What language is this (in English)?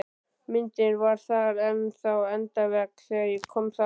Icelandic